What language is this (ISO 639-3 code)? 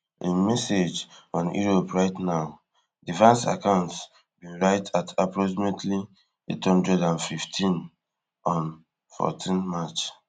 pcm